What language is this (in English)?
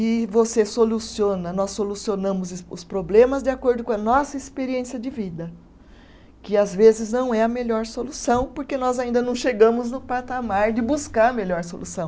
Portuguese